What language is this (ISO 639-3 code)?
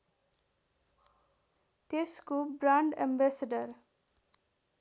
nep